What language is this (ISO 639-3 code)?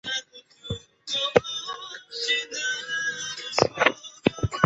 zho